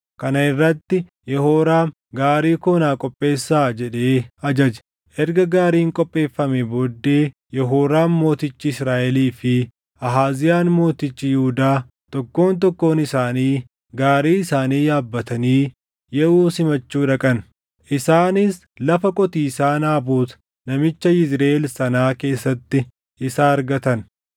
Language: Oromo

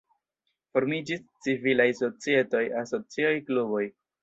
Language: Esperanto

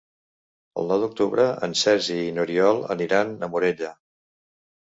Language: Catalan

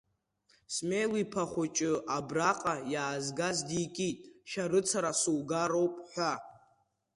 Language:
Abkhazian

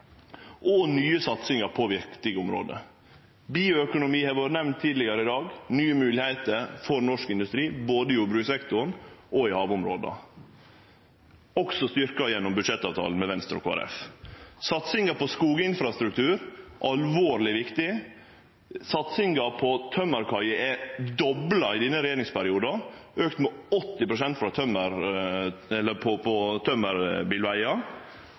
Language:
Norwegian Nynorsk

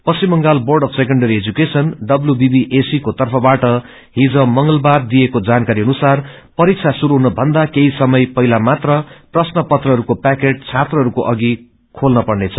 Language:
Nepali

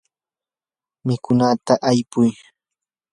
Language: Yanahuanca Pasco Quechua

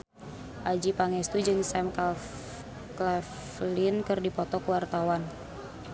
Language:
Sundanese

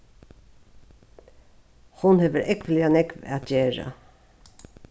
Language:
Faroese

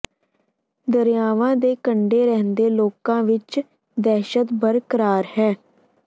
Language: Punjabi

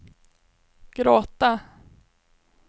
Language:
Swedish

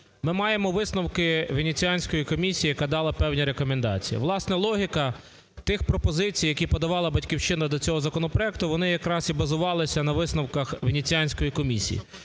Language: Ukrainian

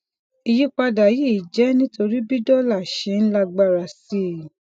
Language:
Yoruba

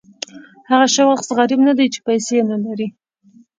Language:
Pashto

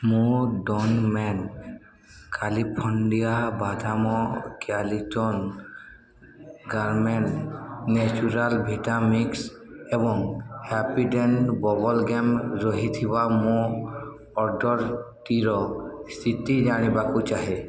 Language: Odia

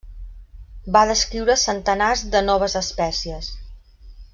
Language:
Catalan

